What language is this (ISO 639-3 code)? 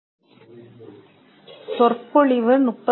tam